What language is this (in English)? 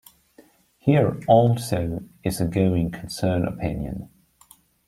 English